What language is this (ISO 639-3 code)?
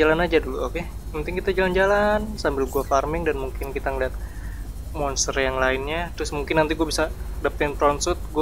ind